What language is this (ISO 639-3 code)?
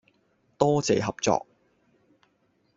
yue